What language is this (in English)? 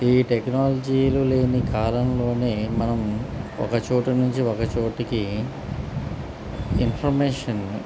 Telugu